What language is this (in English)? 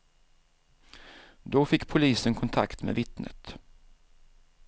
Swedish